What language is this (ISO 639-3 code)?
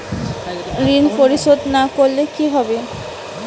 ben